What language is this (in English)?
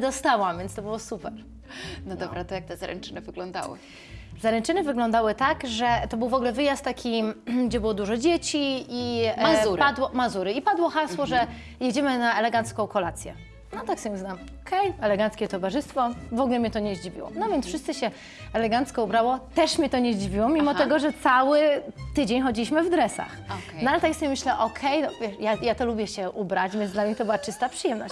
Polish